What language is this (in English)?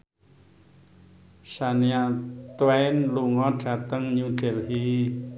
Javanese